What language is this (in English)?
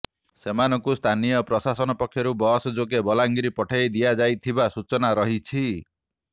Odia